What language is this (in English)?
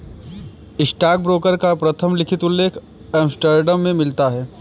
Hindi